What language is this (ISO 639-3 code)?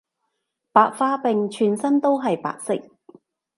yue